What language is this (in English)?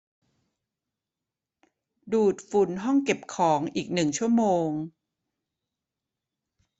Thai